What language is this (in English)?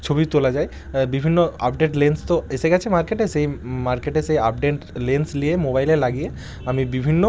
Bangla